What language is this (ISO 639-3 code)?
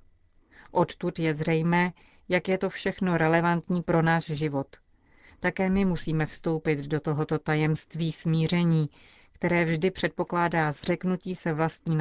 ces